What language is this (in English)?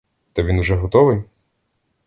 Ukrainian